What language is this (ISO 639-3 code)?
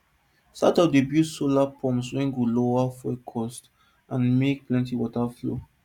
pcm